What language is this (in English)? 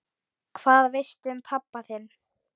Icelandic